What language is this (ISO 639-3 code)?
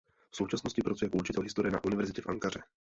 ces